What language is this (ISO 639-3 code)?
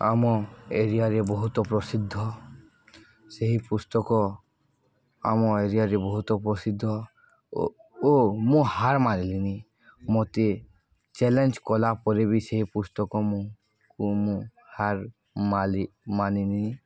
ori